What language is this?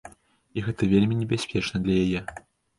Belarusian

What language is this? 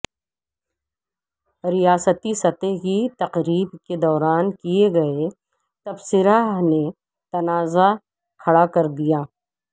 Urdu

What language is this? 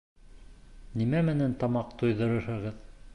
Bashkir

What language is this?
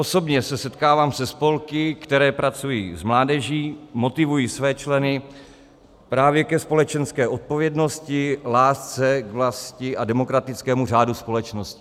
Czech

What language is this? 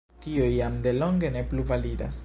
Esperanto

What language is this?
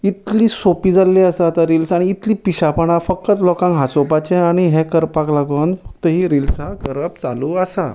Konkani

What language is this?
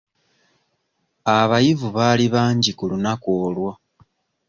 Ganda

